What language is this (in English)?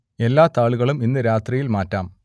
Malayalam